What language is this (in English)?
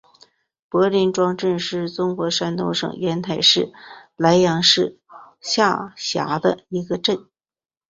Chinese